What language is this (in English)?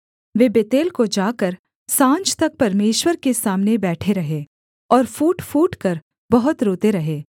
Hindi